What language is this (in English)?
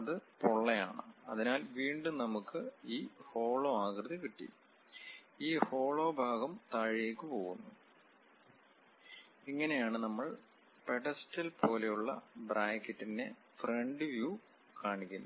Malayalam